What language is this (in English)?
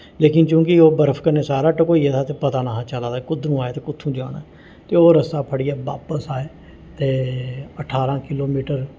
Dogri